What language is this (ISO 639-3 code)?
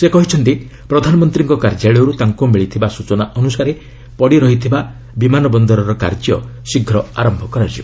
ori